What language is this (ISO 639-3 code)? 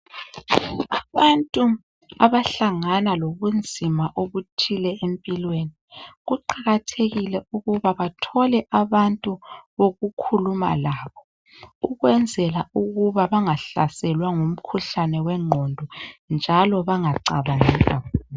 nde